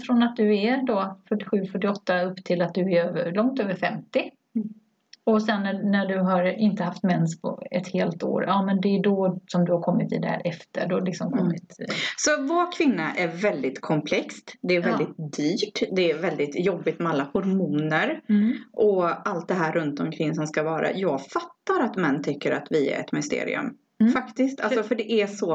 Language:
Swedish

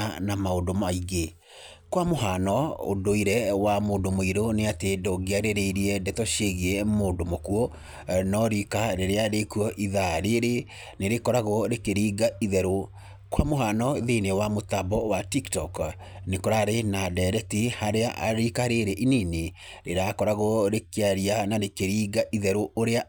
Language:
Kikuyu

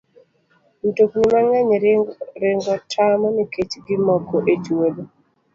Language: Luo (Kenya and Tanzania)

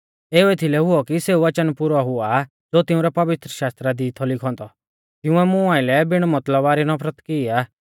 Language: Mahasu Pahari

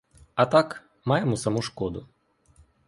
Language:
Ukrainian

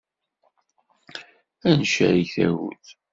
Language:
Kabyle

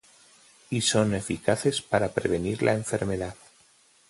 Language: Spanish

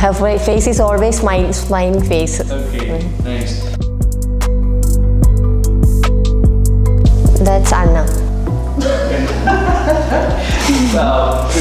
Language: English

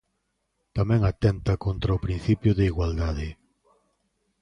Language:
Galician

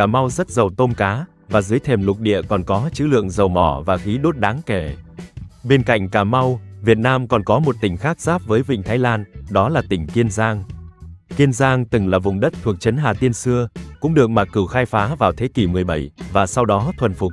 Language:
Vietnamese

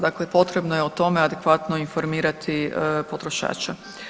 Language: Croatian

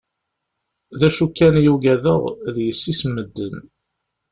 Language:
Kabyle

